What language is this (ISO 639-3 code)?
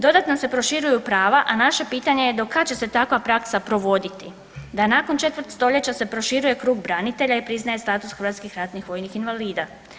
hrv